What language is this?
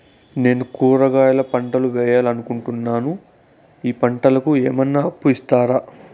Telugu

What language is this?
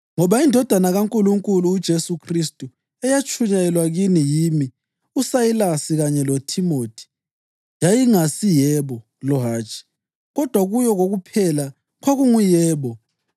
North Ndebele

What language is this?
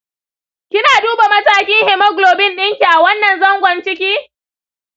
Hausa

